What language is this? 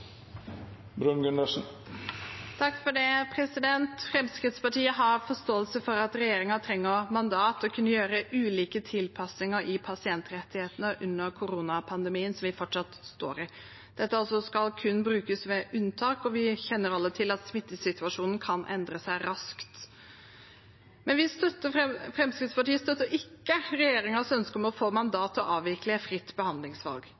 Norwegian Bokmål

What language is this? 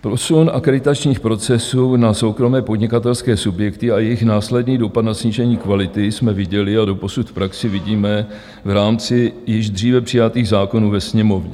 Czech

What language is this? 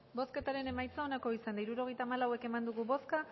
Basque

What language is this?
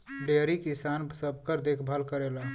Bhojpuri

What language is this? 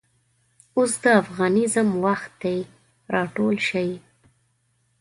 Pashto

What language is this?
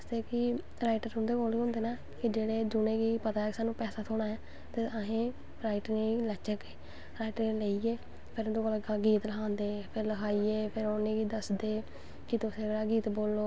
Dogri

